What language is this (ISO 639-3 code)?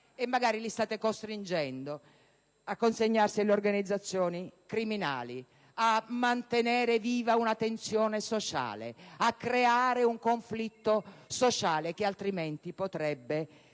ita